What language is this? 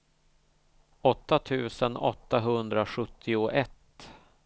Swedish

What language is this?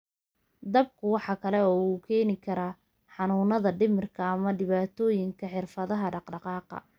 Somali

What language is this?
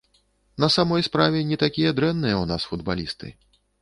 Belarusian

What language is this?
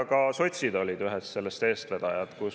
Estonian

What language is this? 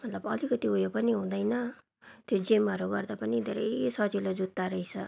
Nepali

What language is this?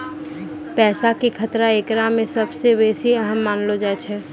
Maithili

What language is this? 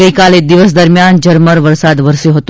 Gujarati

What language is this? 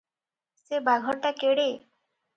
Odia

